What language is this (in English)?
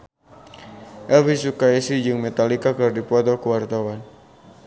Sundanese